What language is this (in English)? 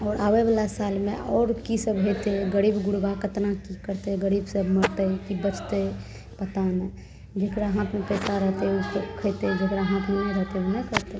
Maithili